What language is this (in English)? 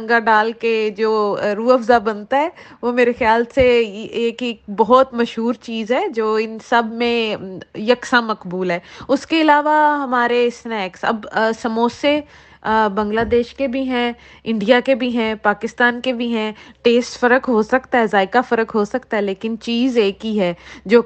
Urdu